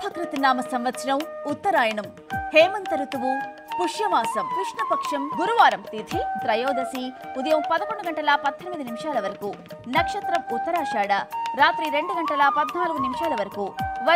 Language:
Arabic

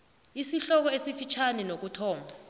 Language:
South Ndebele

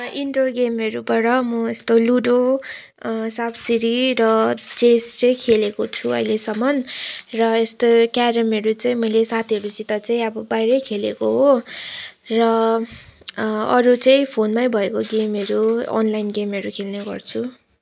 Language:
Nepali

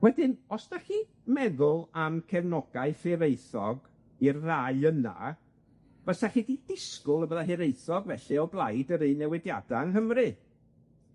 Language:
Welsh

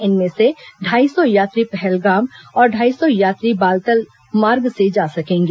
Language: Hindi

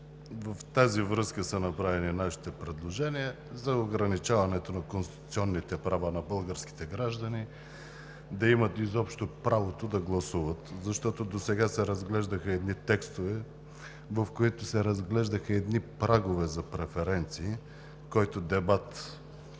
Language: Bulgarian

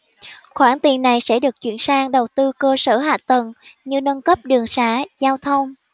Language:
Vietnamese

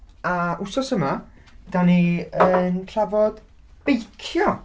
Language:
Welsh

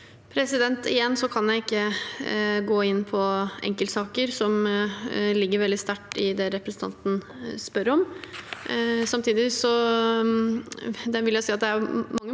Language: Norwegian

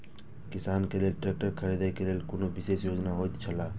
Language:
Maithili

